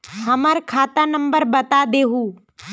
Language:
Magahi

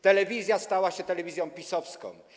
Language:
Polish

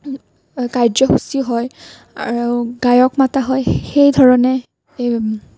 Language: Assamese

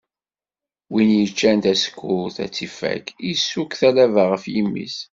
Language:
Kabyle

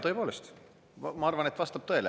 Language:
Estonian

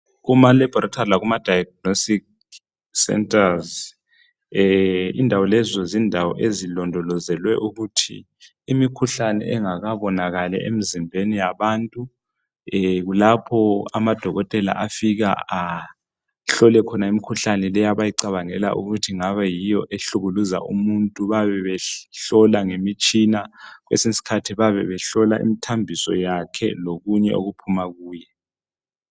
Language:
North Ndebele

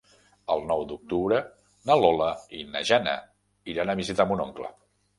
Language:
Catalan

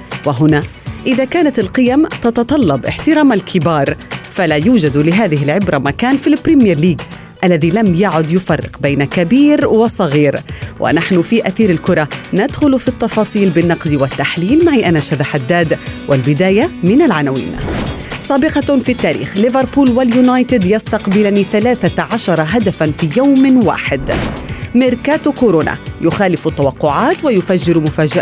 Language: Arabic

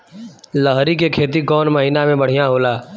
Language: Bhojpuri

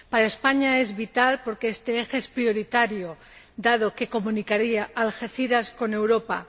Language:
Spanish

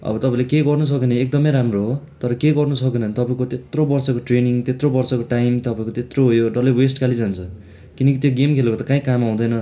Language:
Nepali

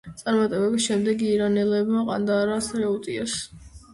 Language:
Georgian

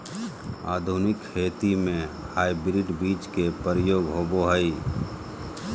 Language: Magahi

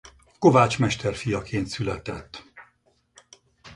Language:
Hungarian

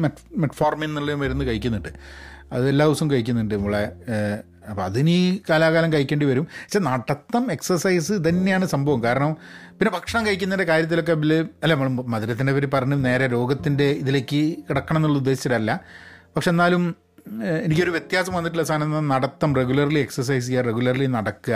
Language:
Malayalam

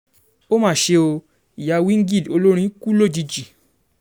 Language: Yoruba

